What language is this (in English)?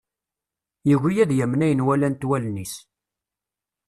Kabyle